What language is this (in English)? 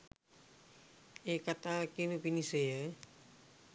Sinhala